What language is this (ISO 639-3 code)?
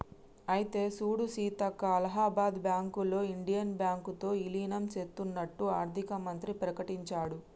tel